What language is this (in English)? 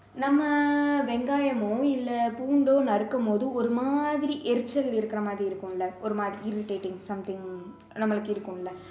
Tamil